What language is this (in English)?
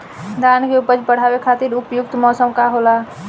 Bhojpuri